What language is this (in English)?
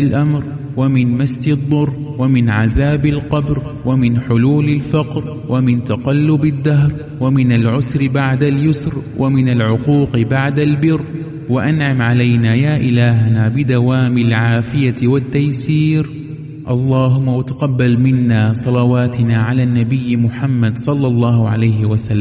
Arabic